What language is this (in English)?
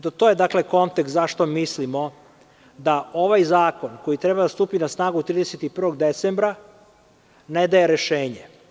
Serbian